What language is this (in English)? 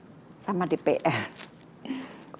Indonesian